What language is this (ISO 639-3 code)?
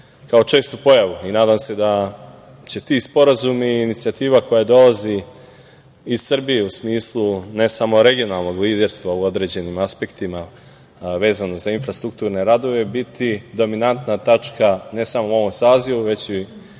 srp